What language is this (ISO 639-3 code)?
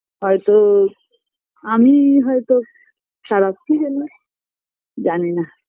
ben